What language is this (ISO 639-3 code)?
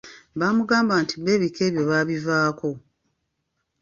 lug